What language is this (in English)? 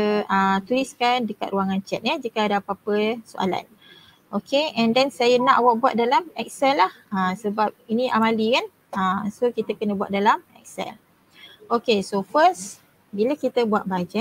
Malay